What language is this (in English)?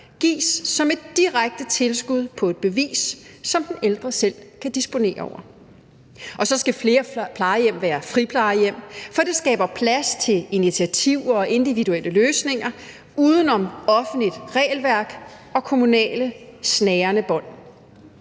Danish